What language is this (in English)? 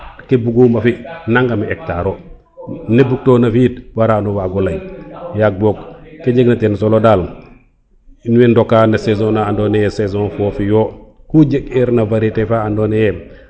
Serer